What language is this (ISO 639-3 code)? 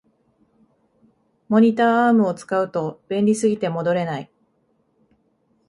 jpn